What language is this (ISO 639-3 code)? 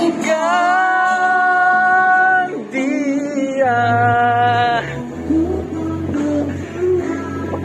ind